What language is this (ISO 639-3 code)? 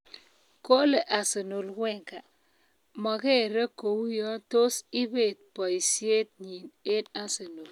kln